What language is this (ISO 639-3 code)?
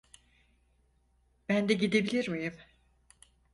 tur